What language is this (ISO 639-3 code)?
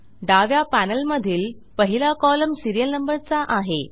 mar